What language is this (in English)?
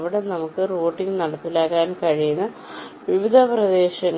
Malayalam